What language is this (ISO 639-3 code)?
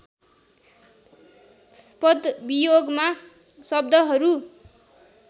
nep